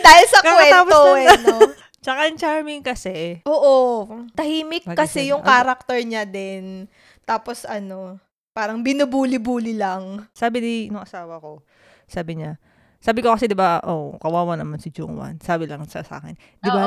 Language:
Filipino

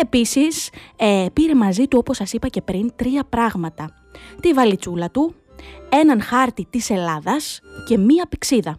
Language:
Greek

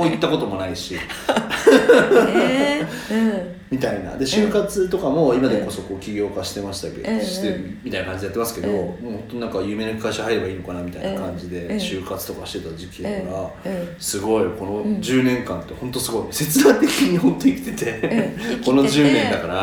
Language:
Japanese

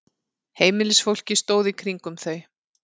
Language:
Icelandic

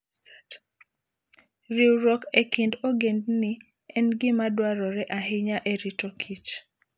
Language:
Luo (Kenya and Tanzania)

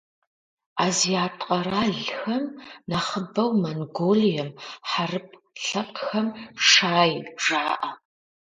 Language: Kabardian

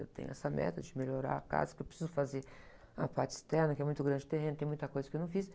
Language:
Portuguese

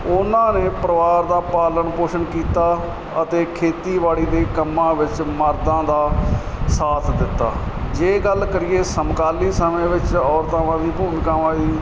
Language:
Punjabi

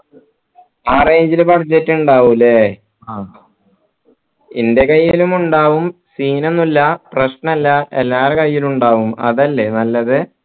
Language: Malayalam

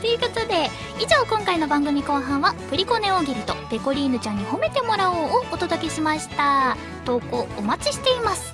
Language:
Japanese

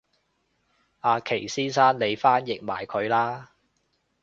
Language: Cantonese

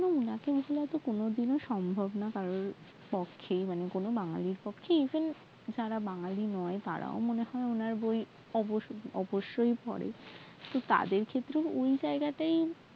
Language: Bangla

